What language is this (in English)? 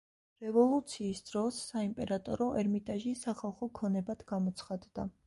Georgian